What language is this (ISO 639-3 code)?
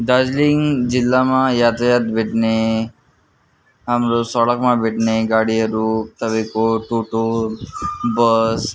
nep